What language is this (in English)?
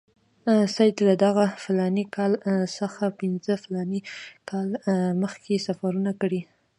Pashto